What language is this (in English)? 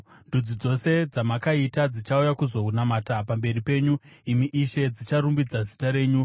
Shona